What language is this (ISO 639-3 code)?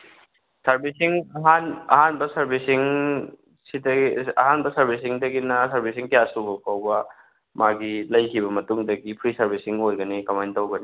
mni